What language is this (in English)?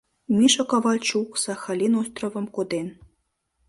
Mari